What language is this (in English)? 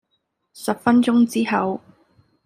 Cantonese